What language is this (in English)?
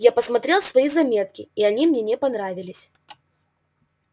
Russian